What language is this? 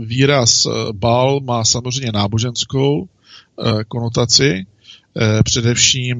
Czech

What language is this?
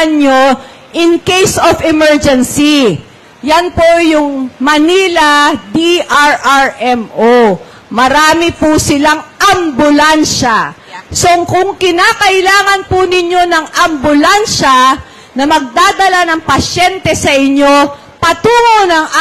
Filipino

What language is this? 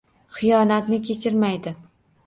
Uzbek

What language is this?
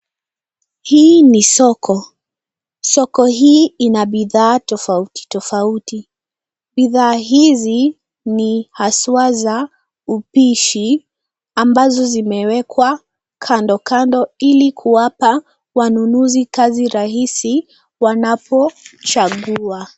Swahili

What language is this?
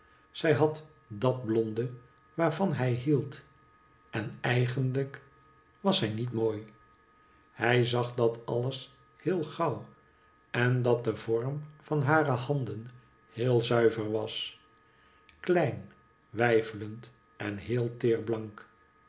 Dutch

